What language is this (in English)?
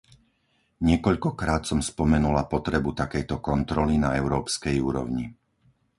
Slovak